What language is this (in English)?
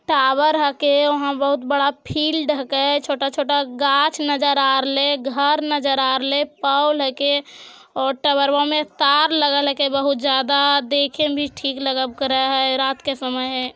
Magahi